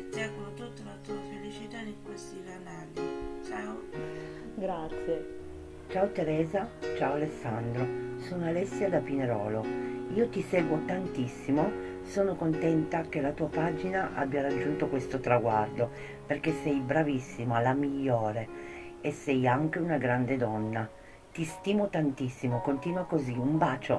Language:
Italian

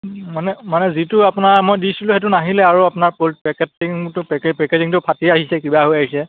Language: Assamese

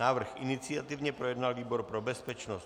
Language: Czech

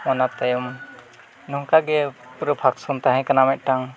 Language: Santali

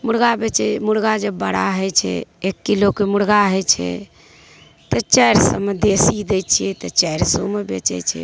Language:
Maithili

